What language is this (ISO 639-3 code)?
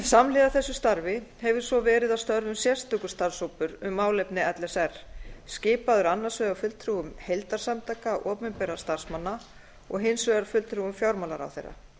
isl